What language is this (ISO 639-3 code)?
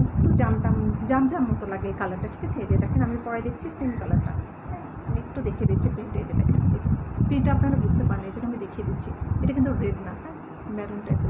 ben